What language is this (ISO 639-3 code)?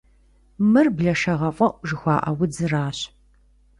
kbd